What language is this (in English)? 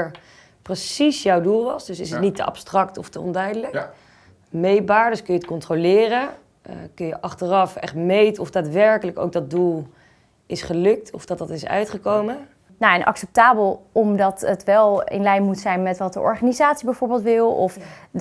Dutch